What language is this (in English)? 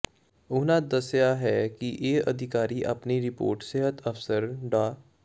Punjabi